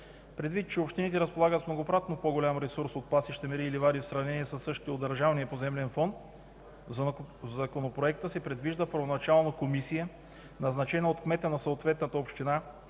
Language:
Bulgarian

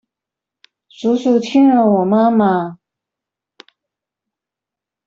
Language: Chinese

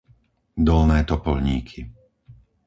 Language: Slovak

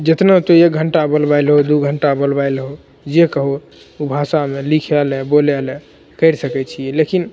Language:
Maithili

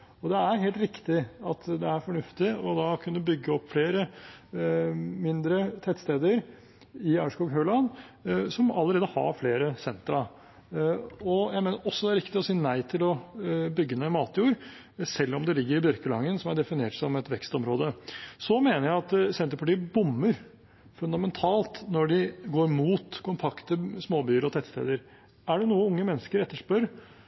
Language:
Norwegian Bokmål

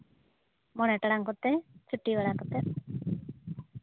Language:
Santali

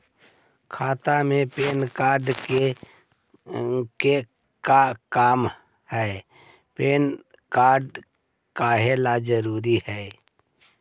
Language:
Magahi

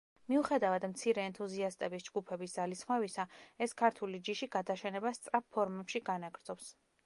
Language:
Georgian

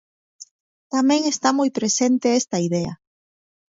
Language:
Galician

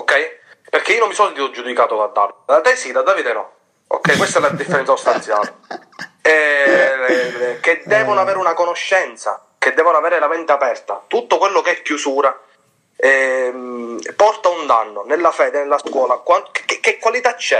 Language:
Italian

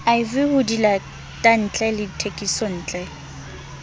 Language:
Southern Sotho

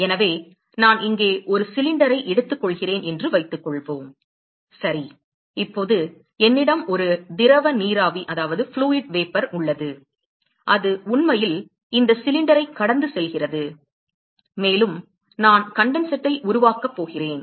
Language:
Tamil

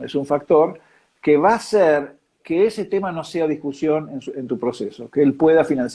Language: Spanish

